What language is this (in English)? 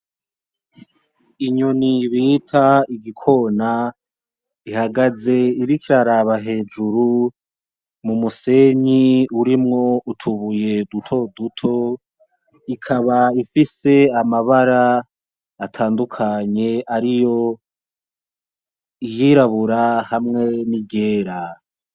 Rundi